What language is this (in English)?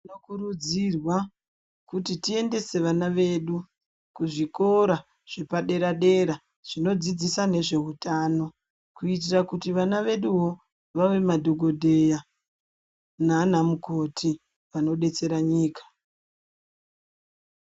Ndau